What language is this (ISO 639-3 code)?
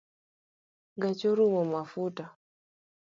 luo